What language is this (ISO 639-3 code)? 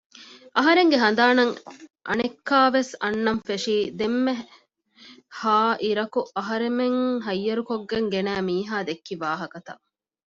div